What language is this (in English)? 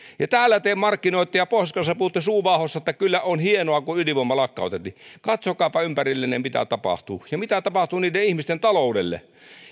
Finnish